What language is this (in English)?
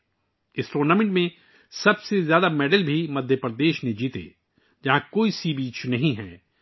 Urdu